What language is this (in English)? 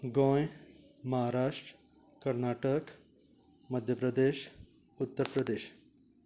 Konkani